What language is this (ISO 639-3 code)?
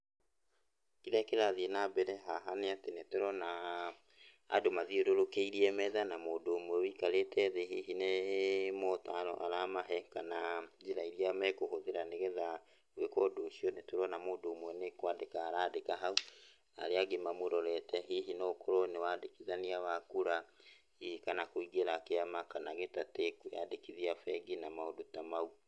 kik